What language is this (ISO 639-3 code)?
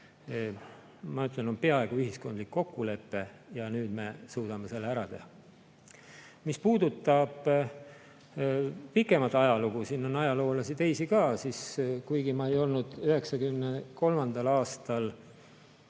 est